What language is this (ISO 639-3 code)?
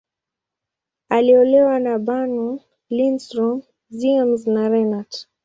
swa